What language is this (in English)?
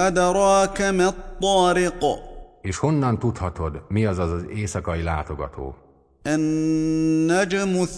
Hungarian